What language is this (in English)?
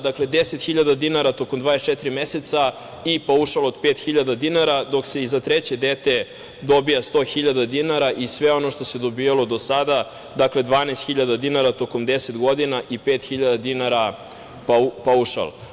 Serbian